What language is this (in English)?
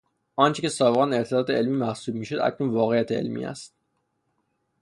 Persian